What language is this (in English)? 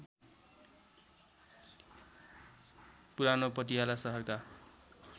Nepali